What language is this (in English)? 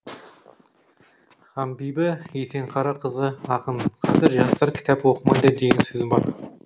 Kazakh